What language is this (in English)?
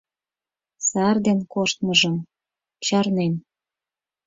Mari